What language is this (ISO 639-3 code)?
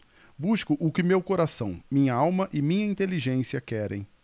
por